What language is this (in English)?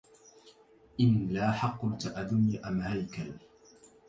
Arabic